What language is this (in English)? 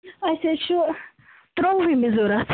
Kashmiri